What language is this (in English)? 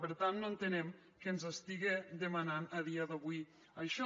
Catalan